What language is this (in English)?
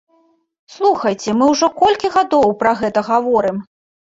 Belarusian